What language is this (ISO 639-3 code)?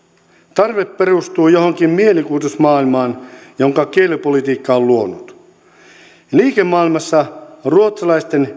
fin